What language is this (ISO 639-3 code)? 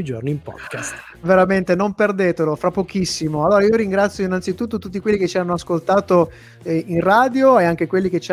ita